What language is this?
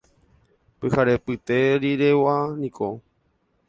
Guarani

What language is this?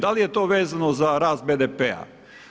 Croatian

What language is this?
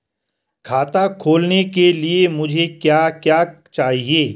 Hindi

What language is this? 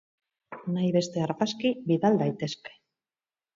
Basque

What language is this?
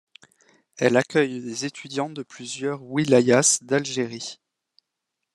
French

